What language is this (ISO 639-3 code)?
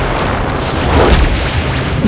ind